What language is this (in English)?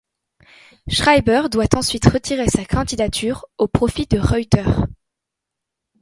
French